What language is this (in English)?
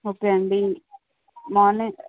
Telugu